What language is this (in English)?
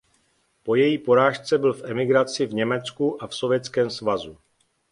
Czech